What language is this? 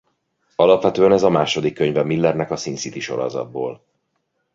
Hungarian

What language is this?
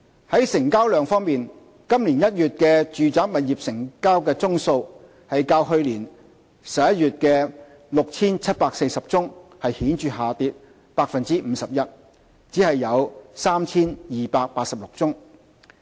Cantonese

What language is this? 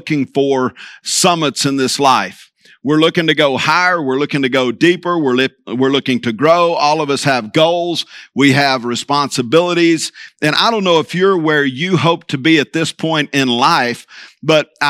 English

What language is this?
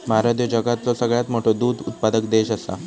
Marathi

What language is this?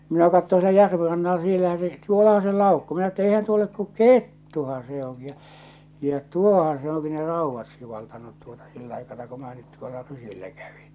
Finnish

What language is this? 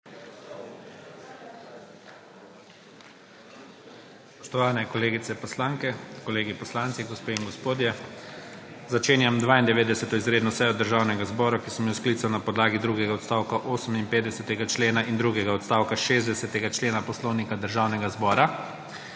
Slovenian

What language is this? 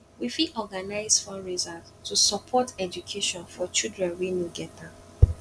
Nigerian Pidgin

